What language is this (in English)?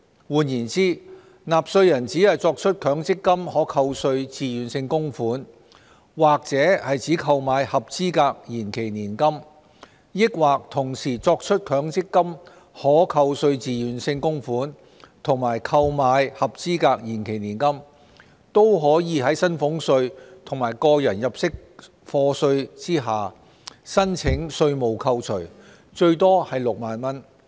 Cantonese